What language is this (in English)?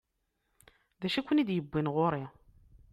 Kabyle